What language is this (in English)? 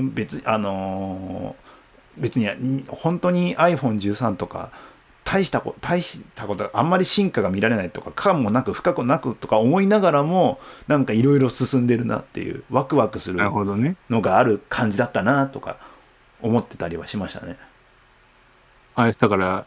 Japanese